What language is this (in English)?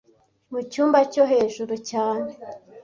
Kinyarwanda